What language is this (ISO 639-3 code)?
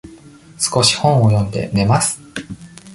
jpn